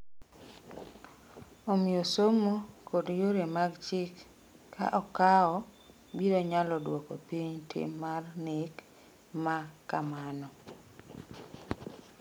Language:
Luo (Kenya and Tanzania)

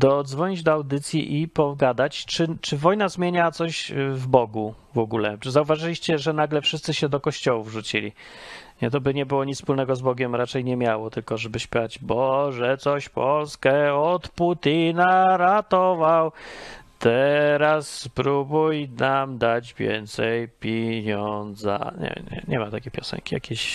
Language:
Polish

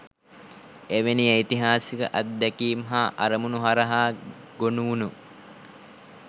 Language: Sinhala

